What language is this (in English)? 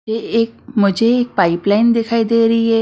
Hindi